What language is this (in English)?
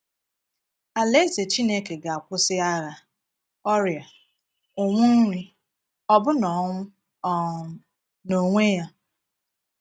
Igbo